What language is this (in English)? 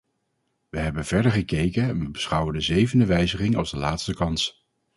Dutch